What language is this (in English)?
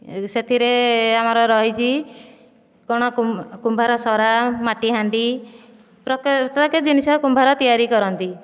Odia